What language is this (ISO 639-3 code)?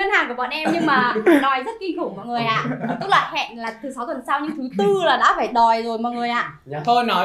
vie